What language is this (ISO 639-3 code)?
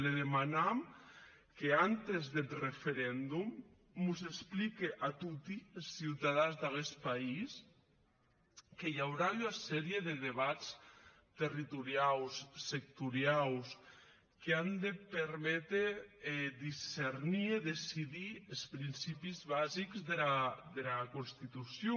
cat